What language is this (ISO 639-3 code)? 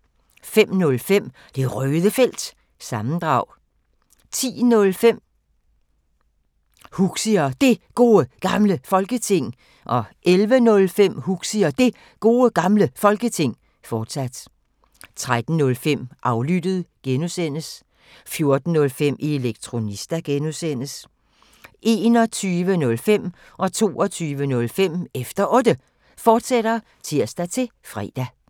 dan